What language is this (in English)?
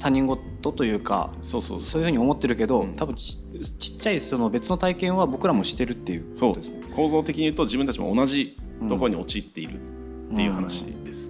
Japanese